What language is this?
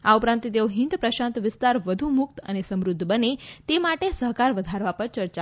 Gujarati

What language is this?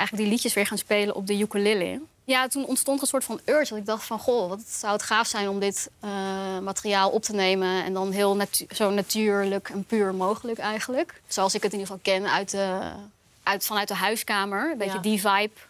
Dutch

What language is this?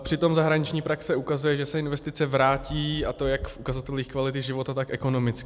Czech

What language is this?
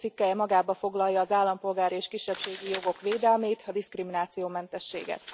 Hungarian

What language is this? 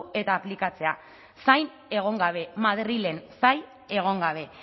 Basque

